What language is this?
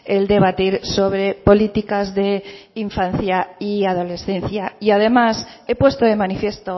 Spanish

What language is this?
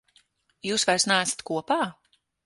Latvian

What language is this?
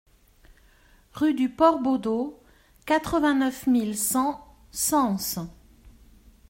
French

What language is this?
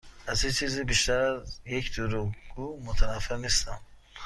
Persian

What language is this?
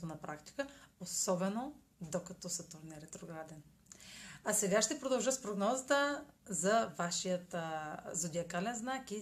Bulgarian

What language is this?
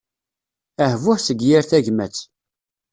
Kabyle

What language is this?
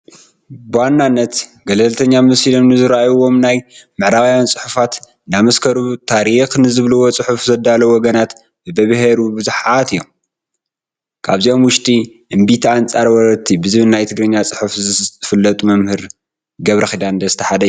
Tigrinya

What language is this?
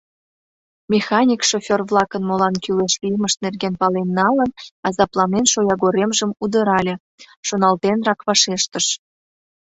Mari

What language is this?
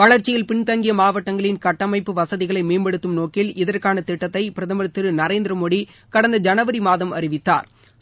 Tamil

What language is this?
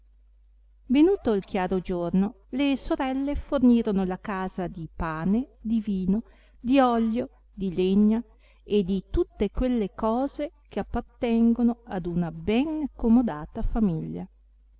Italian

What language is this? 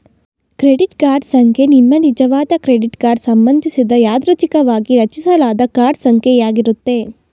Kannada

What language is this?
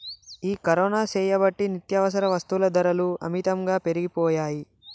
Telugu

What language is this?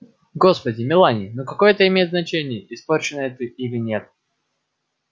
Russian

